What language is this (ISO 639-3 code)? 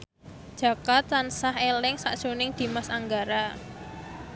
jav